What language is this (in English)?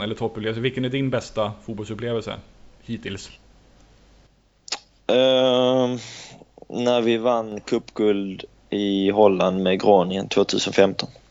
Swedish